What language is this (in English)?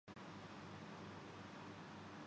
Urdu